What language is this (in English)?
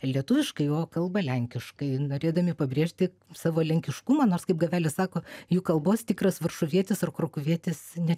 Lithuanian